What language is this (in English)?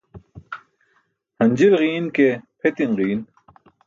Burushaski